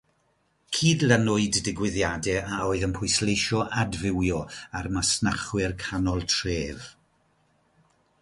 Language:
Welsh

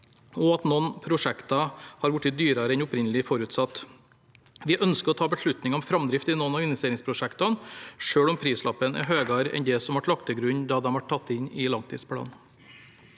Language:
Norwegian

